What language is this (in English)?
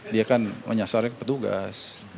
Indonesian